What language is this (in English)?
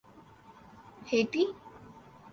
Urdu